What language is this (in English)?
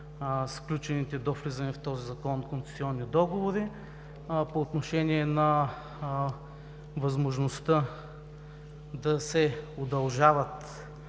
Bulgarian